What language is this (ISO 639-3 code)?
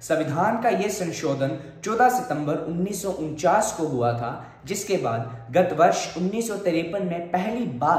hin